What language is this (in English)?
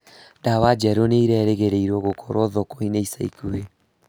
Kikuyu